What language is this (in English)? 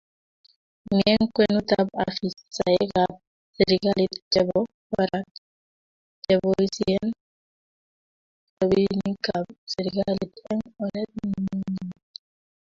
Kalenjin